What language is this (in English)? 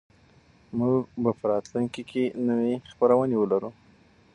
Pashto